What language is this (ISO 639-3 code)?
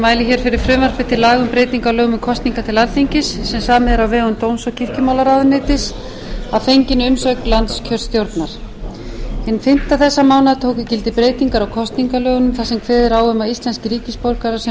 isl